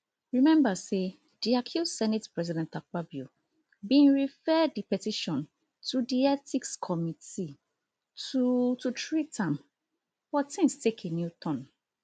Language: Nigerian Pidgin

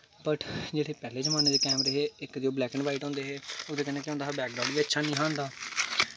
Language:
Dogri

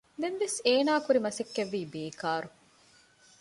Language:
Divehi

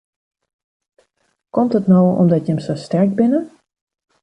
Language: Western Frisian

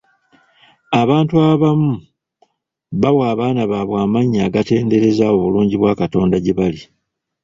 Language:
Ganda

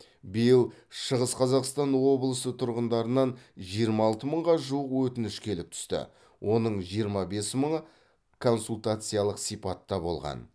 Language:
Kazakh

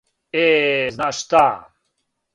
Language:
Serbian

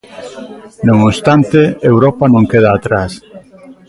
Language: Galician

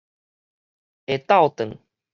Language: Min Nan Chinese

